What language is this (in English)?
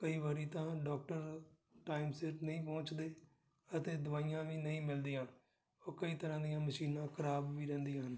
Punjabi